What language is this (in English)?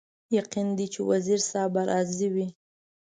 Pashto